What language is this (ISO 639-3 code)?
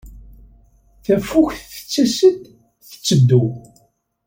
kab